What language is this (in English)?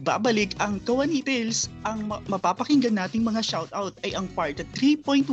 Filipino